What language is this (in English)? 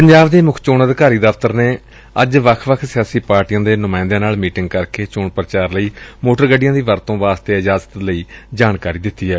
Punjabi